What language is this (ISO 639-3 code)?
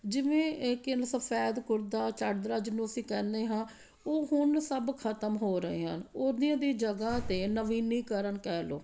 pan